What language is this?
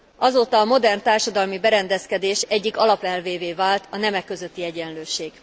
Hungarian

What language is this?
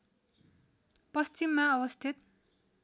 Nepali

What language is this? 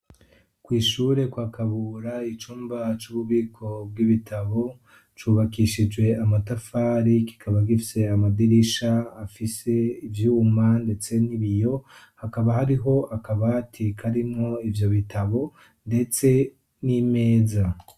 Rundi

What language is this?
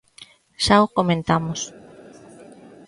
Galician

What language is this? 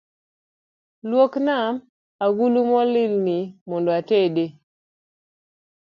Luo (Kenya and Tanzania)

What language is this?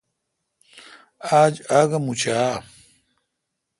Kalkoti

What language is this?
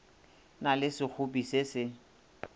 Northern Sotho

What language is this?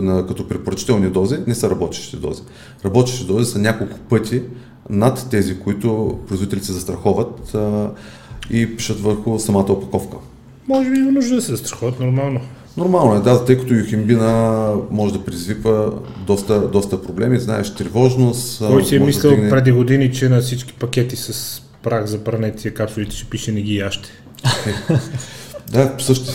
Bulgarian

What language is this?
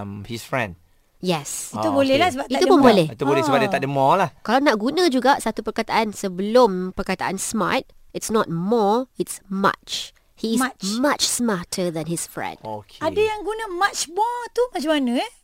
Malay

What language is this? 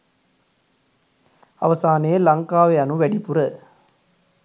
Sinhala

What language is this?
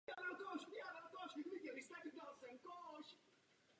Czech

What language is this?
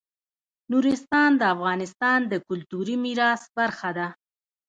Pashto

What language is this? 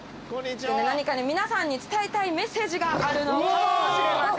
Japanese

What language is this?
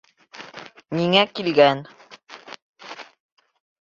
Bashkir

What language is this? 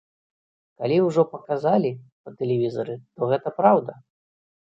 Belarusian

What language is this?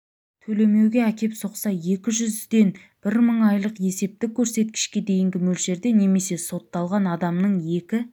Kazakh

